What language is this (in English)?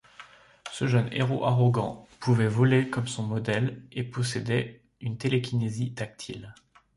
French